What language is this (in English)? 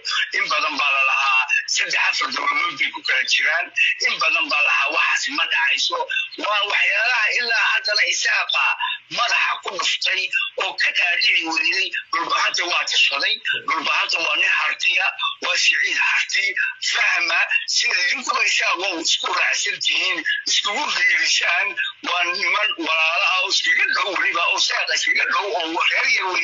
Arabic